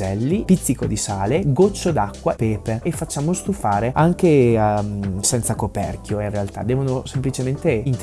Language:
Italian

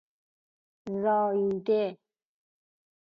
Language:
Persian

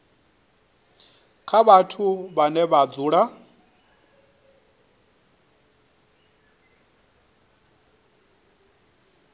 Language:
Venda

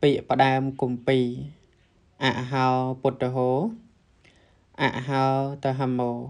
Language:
Thai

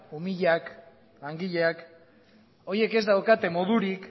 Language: Basque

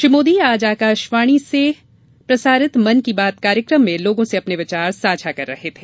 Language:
Hindi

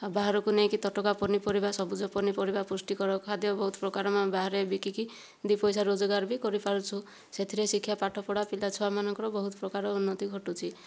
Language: Odia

